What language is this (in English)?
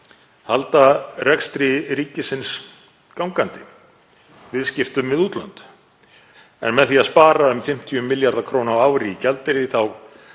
Icelandic